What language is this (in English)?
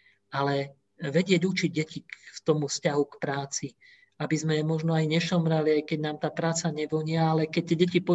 Slovak